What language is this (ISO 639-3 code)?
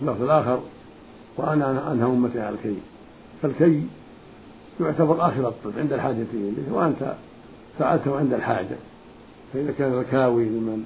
ara